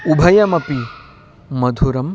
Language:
Sanskrit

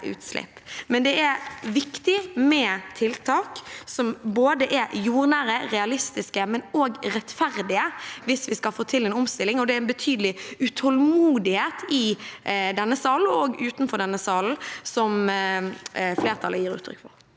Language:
Norwegian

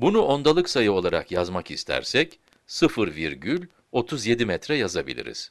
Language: Turkish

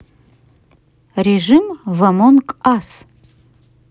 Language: Russian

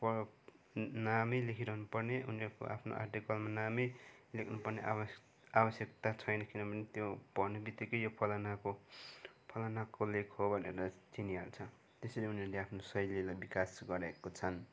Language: Nepali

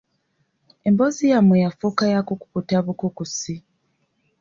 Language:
Ganda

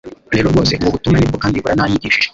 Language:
Kinyarwanda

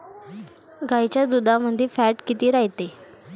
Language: Marathi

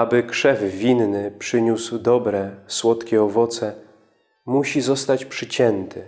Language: Polish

